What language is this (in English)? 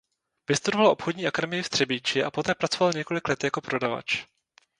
Czech